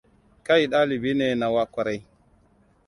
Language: Hausa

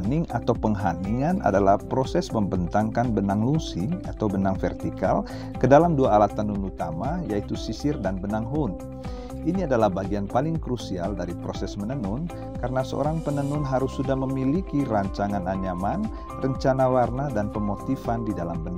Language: Indonesian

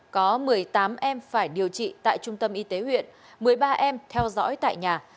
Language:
Vietnamese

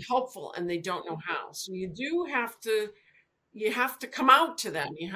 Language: English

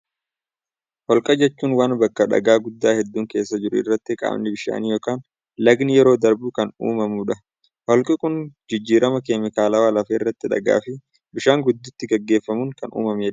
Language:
Oromo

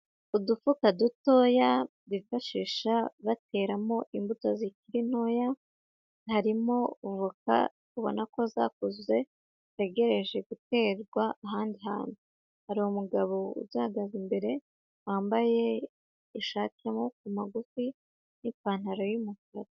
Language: Kinyarwanda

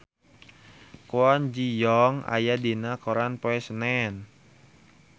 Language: Sundanese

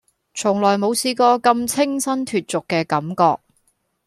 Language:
Cantonese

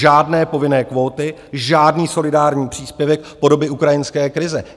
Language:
Czech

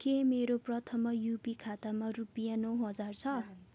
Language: Nepali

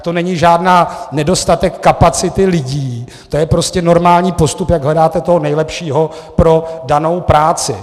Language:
Czech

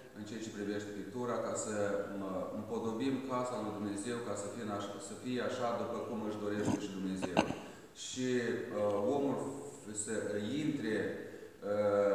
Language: Romanian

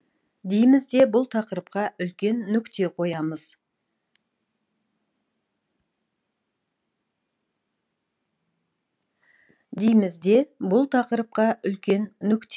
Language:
Kazakh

